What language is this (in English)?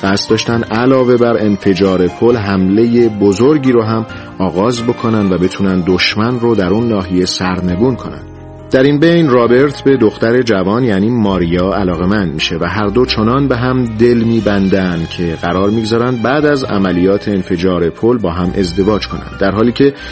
Persian